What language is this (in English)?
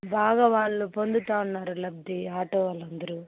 Telugu